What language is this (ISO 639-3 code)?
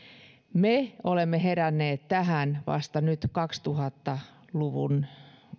fin